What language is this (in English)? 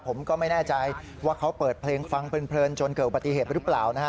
Thai